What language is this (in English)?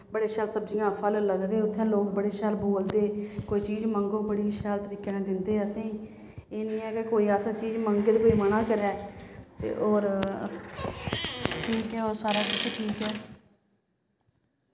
Dogri